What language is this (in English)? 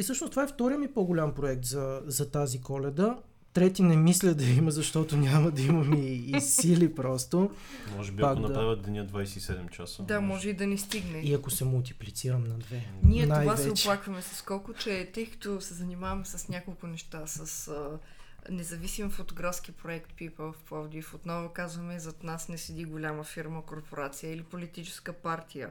Bulgarian